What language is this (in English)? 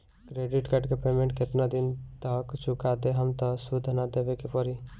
Bhojpuri